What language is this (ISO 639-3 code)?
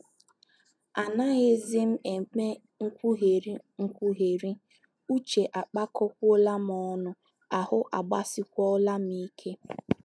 ibo